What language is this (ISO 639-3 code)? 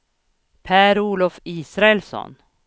swe